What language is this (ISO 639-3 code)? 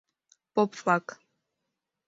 chm